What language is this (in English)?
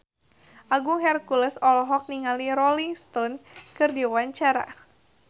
Sundanese